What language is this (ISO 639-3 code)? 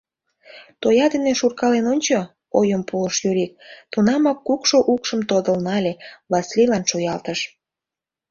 chm